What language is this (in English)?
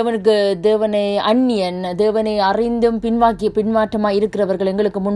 Tamil